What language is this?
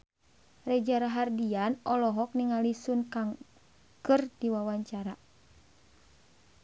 Sundanese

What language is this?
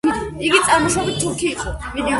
Georgian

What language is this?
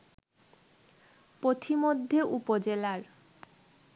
Bangla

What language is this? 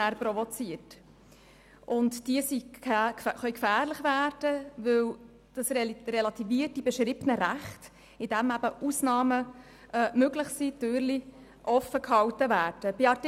Swiss German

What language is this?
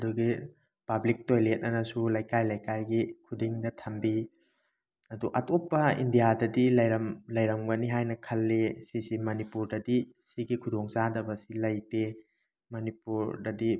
Manipuri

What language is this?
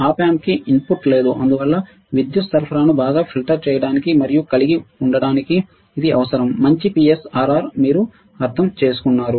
Telugu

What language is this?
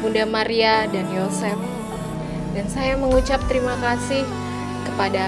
Indonesian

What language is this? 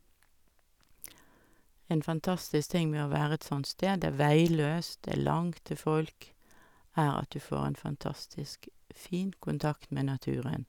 Norwegian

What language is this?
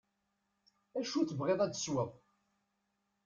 Kabyle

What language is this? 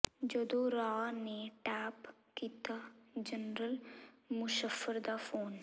Punjabi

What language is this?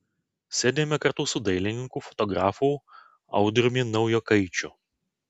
Lithuanian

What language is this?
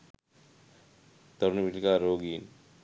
Sinhala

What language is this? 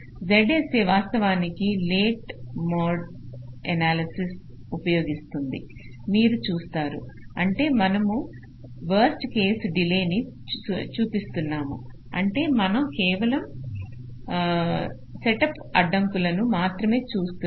Telugu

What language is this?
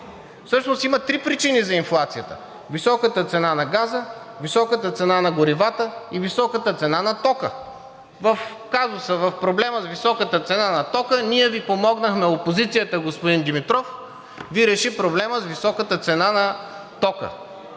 Bulgarian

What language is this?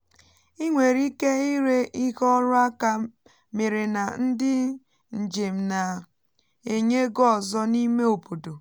Igbo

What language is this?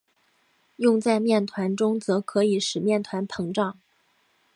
Chinese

